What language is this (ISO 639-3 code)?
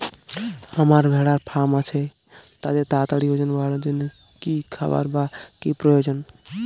ben